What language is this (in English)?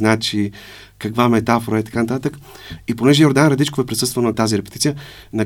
Bulgarian